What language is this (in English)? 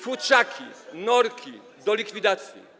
Polish